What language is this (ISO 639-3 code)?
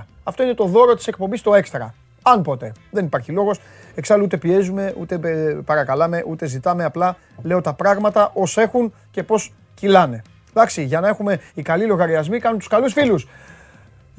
ell